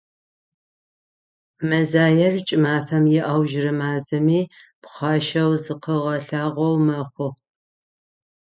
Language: Adyghe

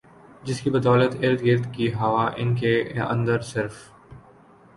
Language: Urdu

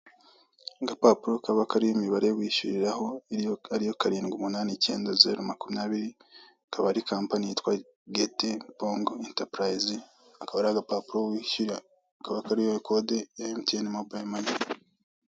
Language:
Kinyarwanda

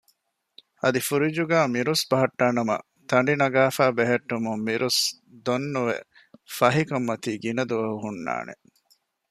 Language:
Divehi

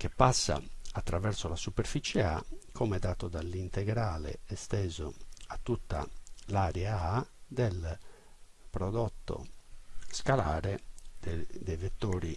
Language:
Italian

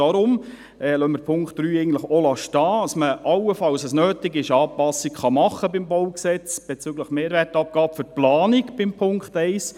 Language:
Swiss German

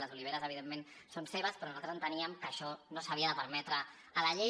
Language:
Catalan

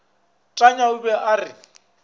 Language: Northern Sotho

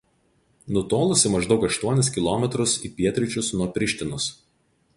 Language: Lithuanian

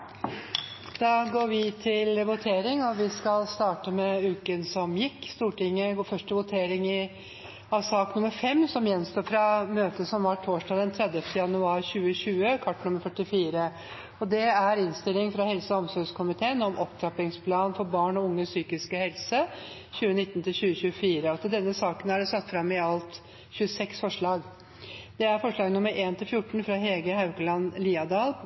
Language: Norwegian Nynorsk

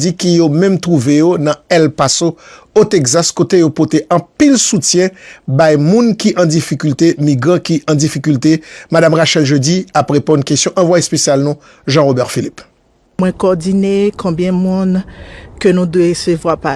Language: French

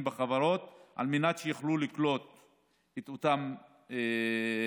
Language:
Hebrew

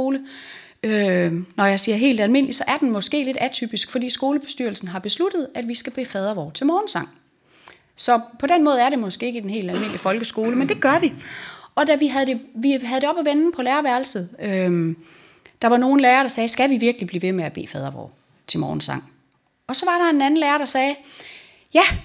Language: Danish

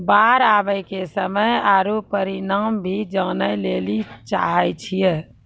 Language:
Maithili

